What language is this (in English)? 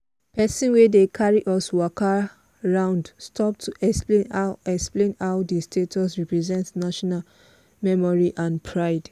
Nigerian Pidgin